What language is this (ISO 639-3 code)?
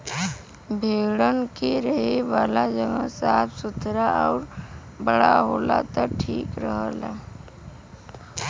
bho